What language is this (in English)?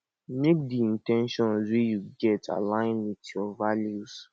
Nigerian Pidgin